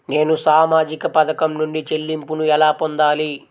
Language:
Telugu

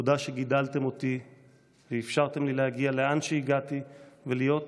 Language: Hebrew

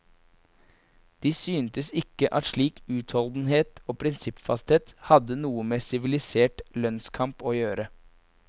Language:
Norwegian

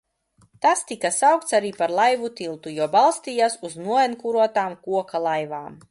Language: Latvian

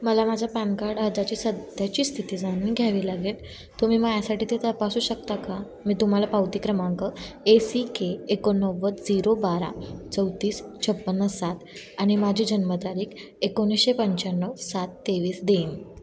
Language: Marathi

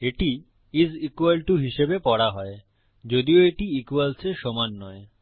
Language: Bangla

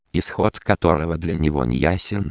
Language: Russian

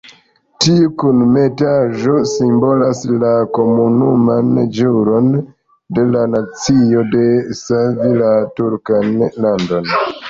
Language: Esperanto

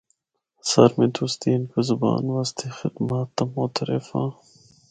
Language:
Northern Hindko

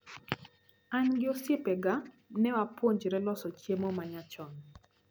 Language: Luo (Kenya and Tanzania)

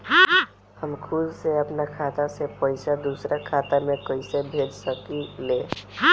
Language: Bhojpuri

